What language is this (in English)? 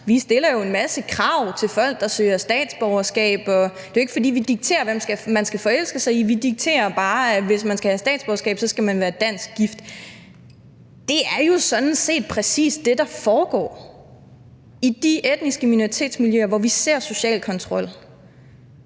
Danish